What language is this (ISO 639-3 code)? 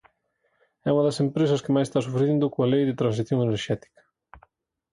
glg